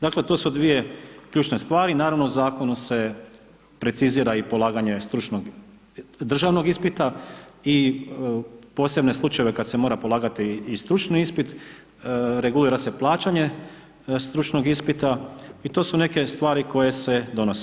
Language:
Croatian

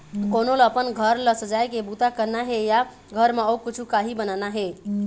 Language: Chhattisgarhi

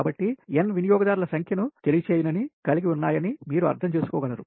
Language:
Telugu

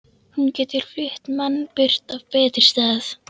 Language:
Icelandic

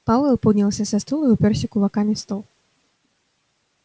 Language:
Russian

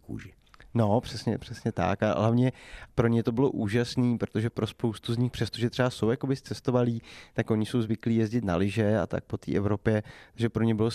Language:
Czech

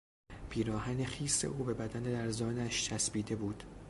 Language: Persian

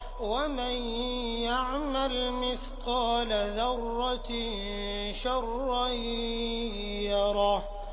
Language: Arabic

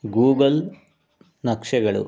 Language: Kannada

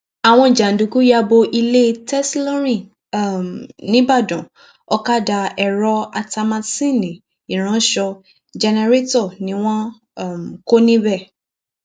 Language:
Yoruba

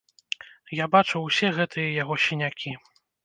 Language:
Belarusian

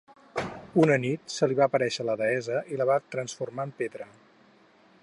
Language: Catalan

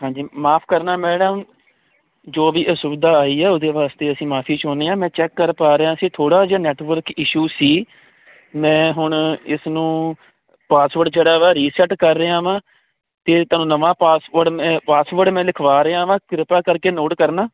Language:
Punjabi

